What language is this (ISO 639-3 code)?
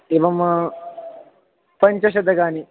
san